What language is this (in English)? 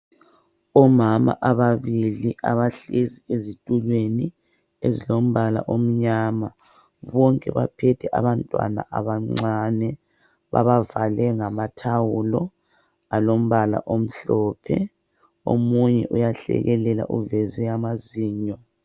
North Ndebele